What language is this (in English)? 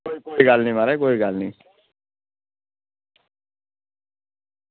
Dogri